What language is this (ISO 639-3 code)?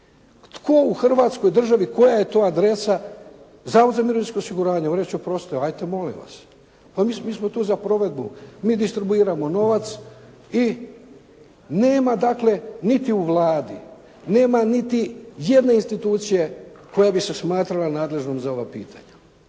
hrv